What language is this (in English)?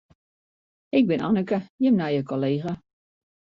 Western Frisian